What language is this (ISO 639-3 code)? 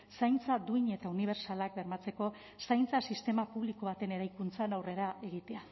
eus